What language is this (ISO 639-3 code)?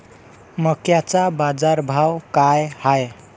mar